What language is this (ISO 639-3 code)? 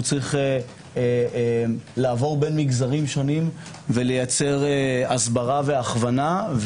heb